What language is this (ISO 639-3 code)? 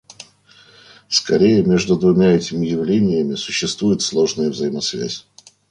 rus